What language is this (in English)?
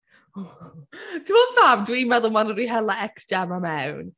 Welsh